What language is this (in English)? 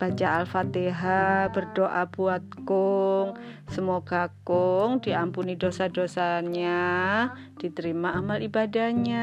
Indonesian